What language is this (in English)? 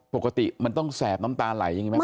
Thai